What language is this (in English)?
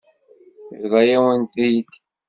Kabyle